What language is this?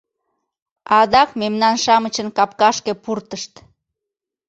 Mari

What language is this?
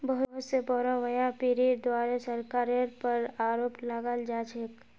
Magahi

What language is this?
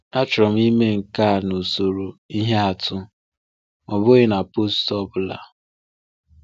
Igbo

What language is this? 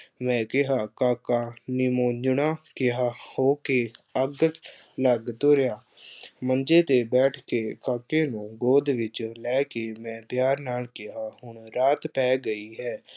Punjabi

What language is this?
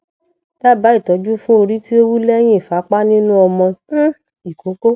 Yoruba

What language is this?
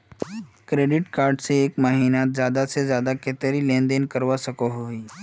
Magahi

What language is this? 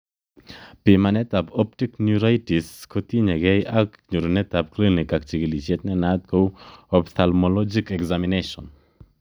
Kalenjin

